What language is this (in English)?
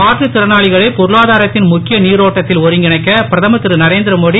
Tamil